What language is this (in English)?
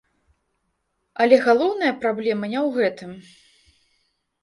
Belarusian